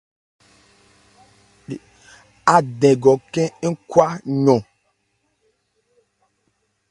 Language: Ebrié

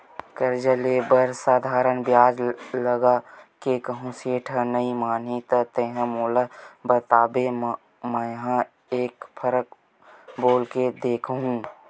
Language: Chhattisgarhi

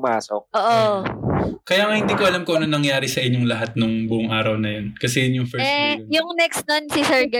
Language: Filipino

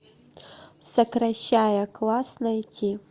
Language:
Russian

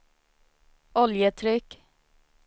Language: Swedish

